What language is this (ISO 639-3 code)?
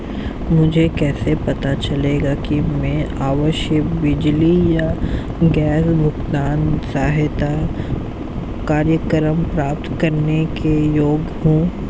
hin